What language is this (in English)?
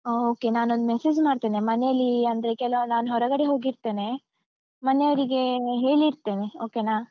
Kannada